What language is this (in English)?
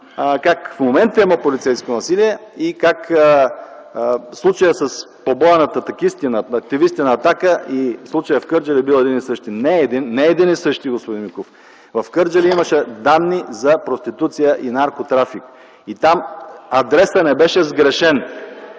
Bulgarian